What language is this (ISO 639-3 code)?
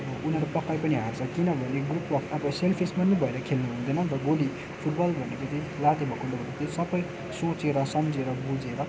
nep